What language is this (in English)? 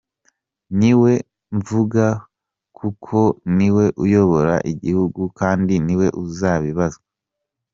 Kinyarwanda